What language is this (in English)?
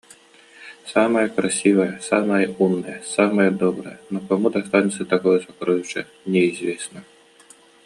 Yakut